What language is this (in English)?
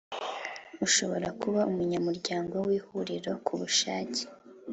Kinyarwanda